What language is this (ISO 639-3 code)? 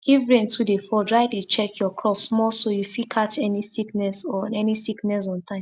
pcm